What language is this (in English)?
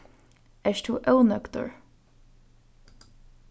Faroese